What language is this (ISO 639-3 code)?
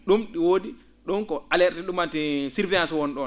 ful